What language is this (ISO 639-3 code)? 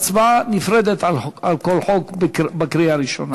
heb